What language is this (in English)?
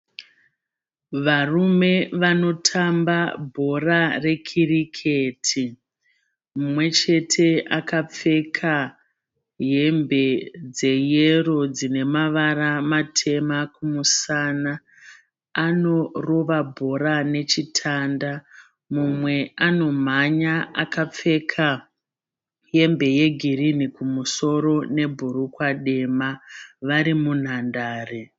Shona